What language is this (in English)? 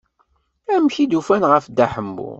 Kabyle